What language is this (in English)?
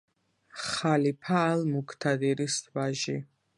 Georgian